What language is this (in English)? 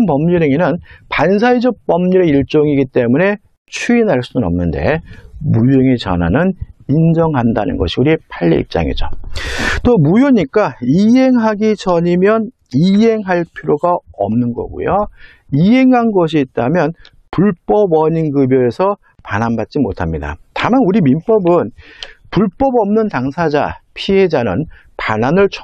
Korean